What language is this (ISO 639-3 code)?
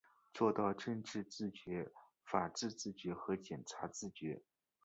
zho